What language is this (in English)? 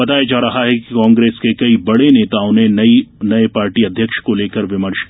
Hindi